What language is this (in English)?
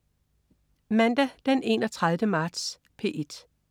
Danish